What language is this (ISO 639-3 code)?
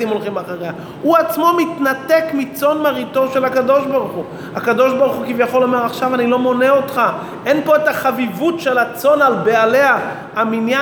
heb